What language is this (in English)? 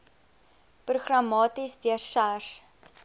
Afrikaans